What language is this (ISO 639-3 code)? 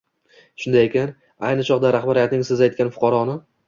uzb